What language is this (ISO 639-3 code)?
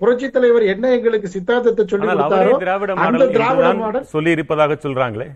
tam